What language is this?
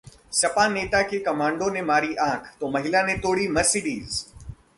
Hindi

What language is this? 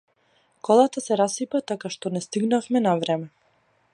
Macedonian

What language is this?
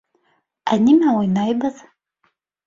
Bashkir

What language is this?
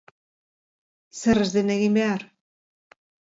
Basque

